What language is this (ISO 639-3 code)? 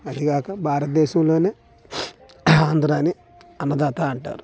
tel